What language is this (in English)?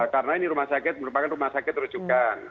Indonesian